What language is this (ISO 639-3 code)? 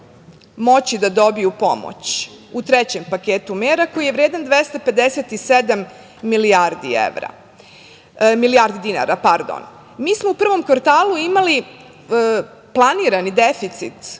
srp